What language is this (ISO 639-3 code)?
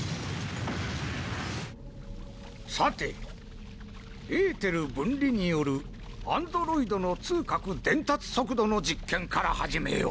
jpn